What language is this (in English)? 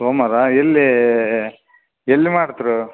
Kannada